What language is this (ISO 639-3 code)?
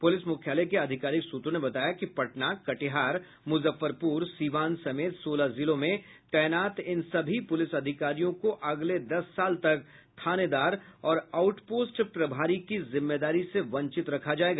hin